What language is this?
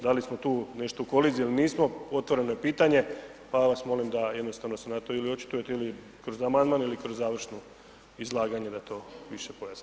Croatian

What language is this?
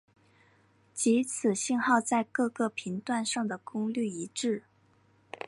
Chinese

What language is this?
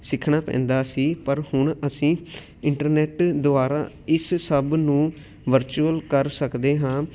Punjabi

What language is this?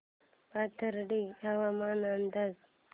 Marathi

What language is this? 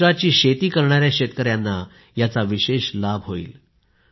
Marathi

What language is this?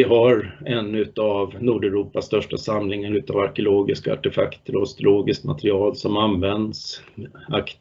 Swedish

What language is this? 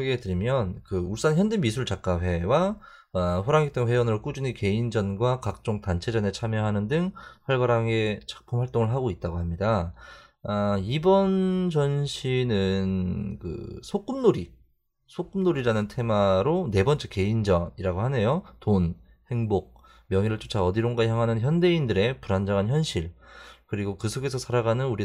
Korean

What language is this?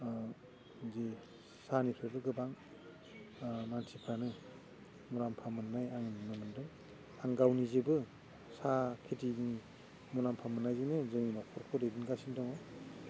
Bodo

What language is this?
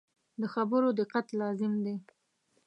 Pashto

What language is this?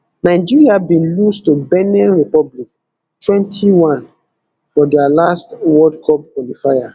Nigerian Pidgin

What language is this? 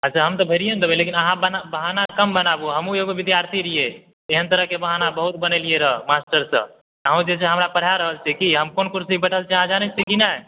Maithili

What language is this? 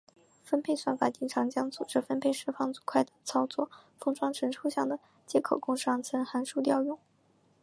Chinese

